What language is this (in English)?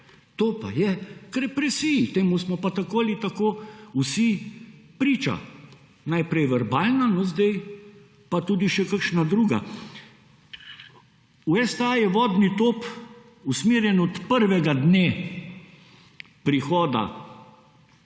Slovenian